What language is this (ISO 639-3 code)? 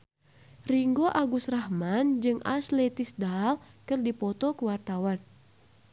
sun